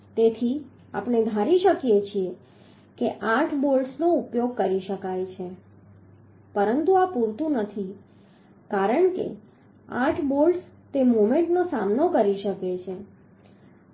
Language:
Gujarati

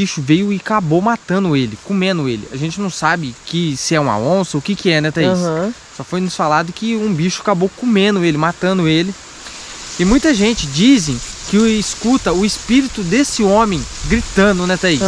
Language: Portuguese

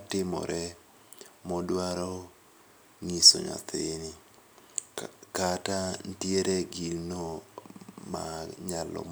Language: Luo (Kenya and Tanzania)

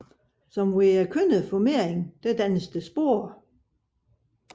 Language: Danish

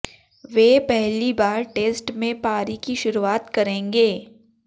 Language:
Hindi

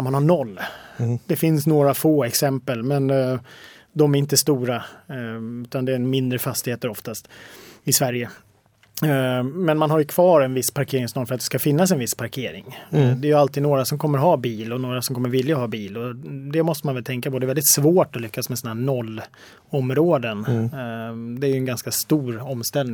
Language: Swedish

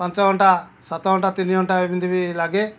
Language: Odia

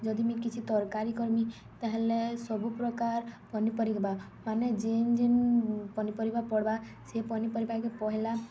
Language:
Odia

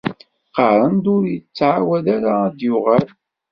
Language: Kabyle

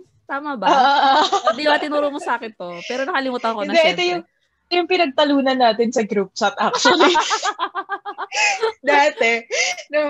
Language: Filipino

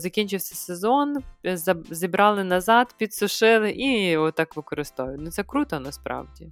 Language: Ukrainian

